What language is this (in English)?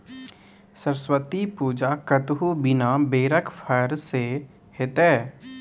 Maithili